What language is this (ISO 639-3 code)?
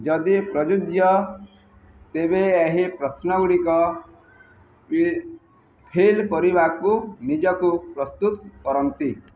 ori